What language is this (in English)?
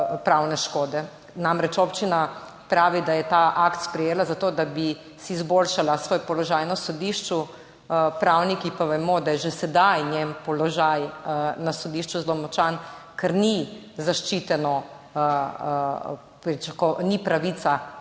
Slovenian